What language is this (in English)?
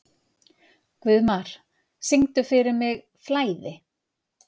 Icelandic